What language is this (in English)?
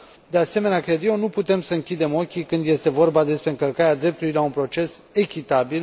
Romanian